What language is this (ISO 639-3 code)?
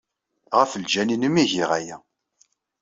kab